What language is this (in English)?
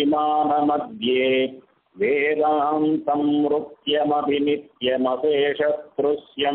Arabic